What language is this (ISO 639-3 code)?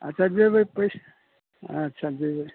mai